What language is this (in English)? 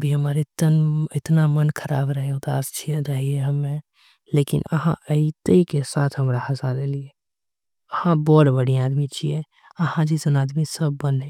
Angika